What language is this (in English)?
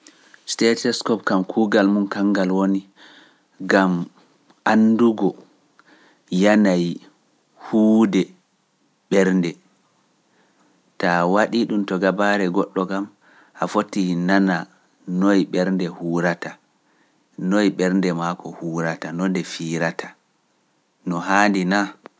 Pular